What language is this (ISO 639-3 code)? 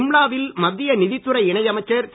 tam